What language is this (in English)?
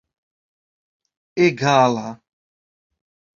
Esperanto